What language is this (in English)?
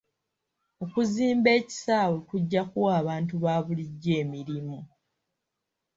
Ganda